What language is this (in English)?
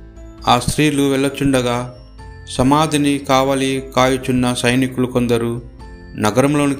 Telugu